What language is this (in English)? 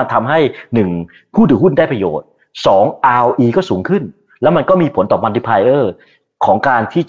Thai